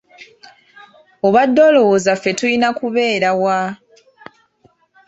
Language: Ganda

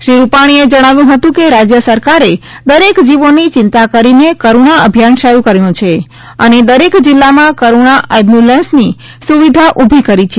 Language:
Gujarati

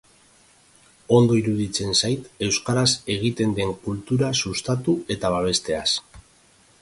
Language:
Basque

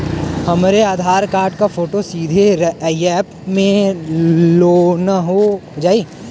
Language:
Bhojpuri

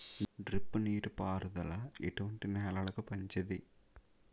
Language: Telugu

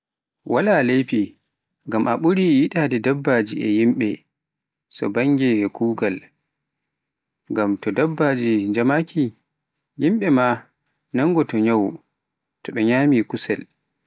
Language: Pular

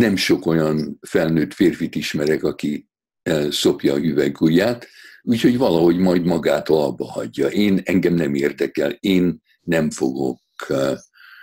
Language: Hungarian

